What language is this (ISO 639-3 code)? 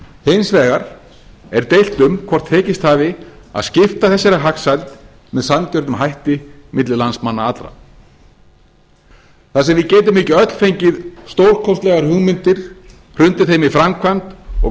isl